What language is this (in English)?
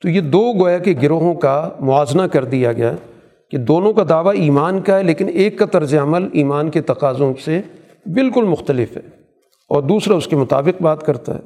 Urdu